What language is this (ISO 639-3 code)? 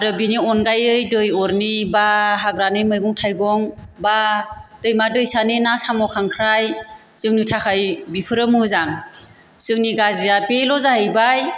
brx